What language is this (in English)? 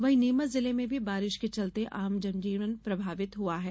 Hindi